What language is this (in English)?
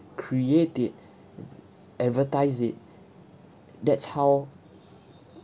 English